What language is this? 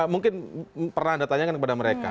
Indonesian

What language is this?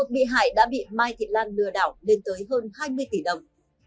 Vietnamese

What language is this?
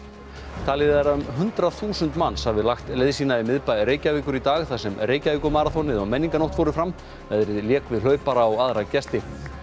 Icelandic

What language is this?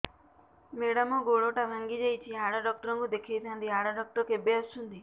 Odia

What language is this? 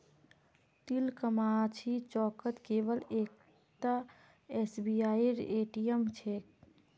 Magahi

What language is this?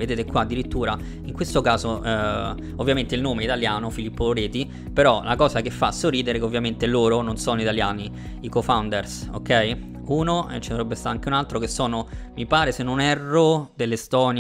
Italian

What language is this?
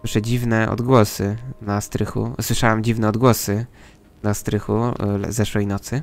Polish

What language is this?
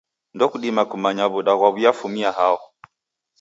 Taita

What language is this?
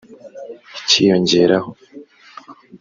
Kinyarwanda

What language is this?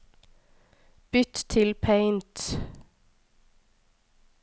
Norwegian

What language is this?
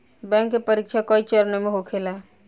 Bhojpuri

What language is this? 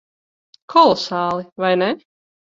Latvian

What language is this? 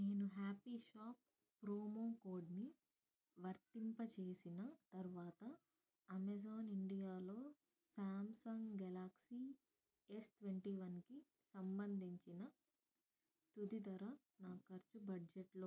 Telugu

